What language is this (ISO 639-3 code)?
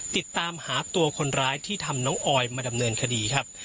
tha